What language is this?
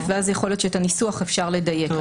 Hebrew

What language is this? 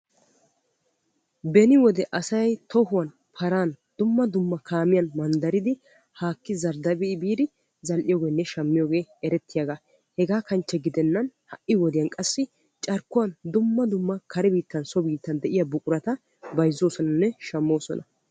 Wolaytta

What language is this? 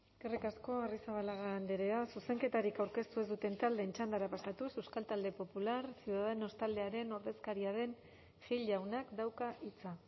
Basque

